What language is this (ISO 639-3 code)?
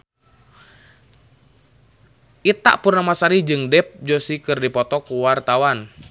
sun